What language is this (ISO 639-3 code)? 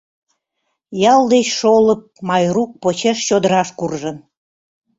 chm